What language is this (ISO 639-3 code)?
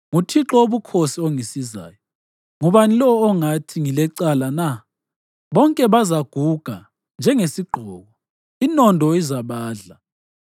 nde